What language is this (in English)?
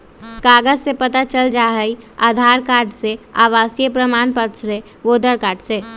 Magahi